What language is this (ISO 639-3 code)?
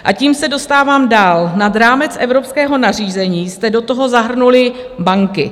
ces